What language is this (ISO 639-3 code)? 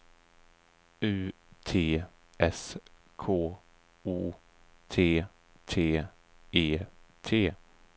swe